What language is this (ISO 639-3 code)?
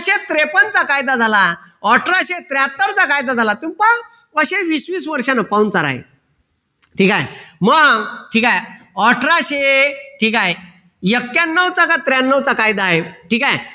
mar